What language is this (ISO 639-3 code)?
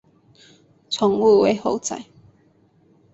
zho